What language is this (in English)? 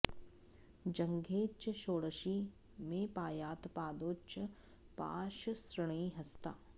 Sanskrit